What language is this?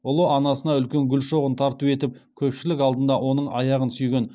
Kazakh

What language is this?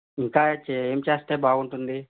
Telugu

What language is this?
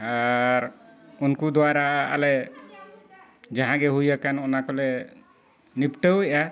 Santali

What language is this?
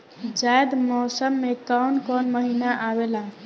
Bhojpuri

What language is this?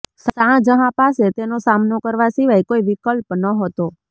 Gujarati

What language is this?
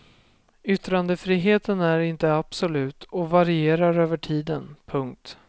Swedish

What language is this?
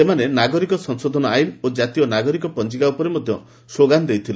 Odia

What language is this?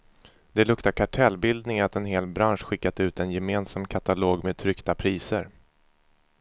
Swedish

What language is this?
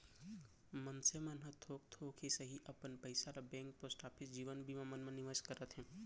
Chhattisgarhi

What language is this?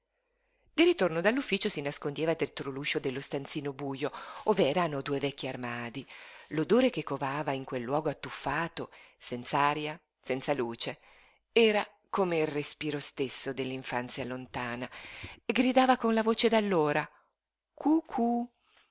Italian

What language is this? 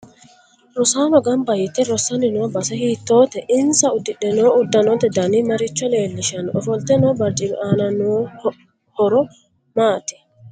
Sidamo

